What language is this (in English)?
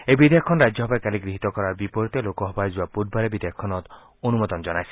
Assamese